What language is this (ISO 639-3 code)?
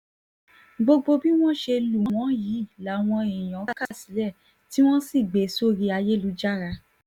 yor